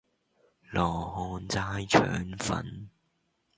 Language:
Cantonese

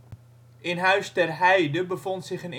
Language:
Dutch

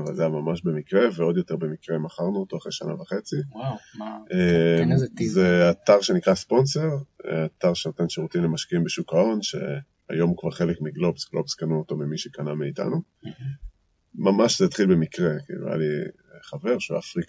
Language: Hebrew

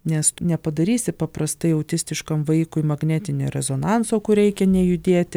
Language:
Lithuanian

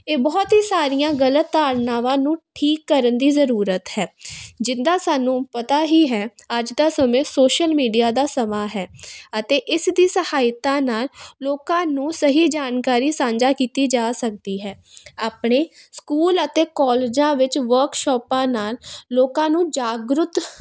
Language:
Punjabi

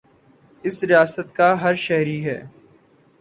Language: Urdu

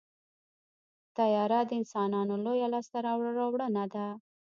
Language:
Pashto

